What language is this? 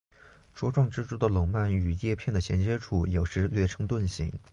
Chinese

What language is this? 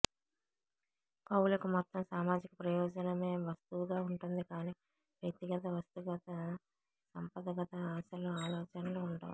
Telugu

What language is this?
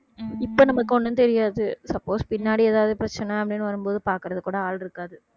Tamil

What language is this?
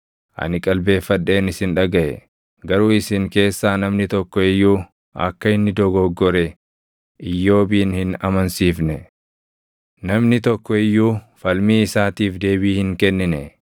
Oromo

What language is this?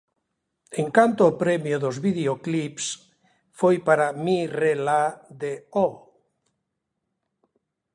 Galician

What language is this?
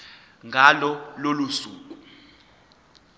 Zulu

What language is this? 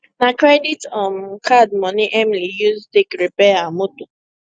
Nigerian Pidgin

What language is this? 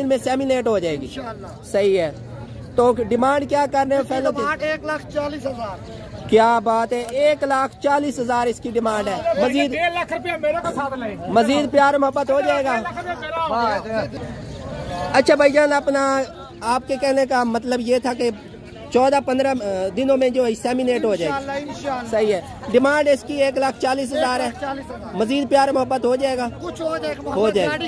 Hindi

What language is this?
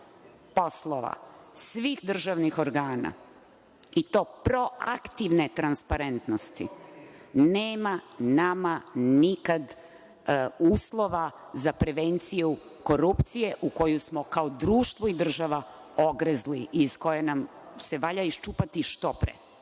Serbian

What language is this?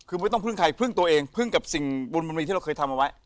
Thai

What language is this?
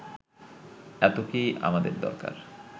Bangla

